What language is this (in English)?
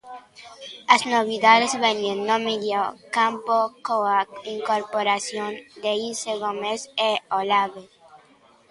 Galician